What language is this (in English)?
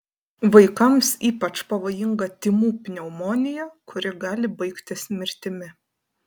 Lithuanian